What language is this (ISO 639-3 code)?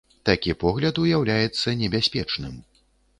bel